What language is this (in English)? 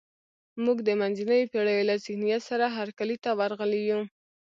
Pashto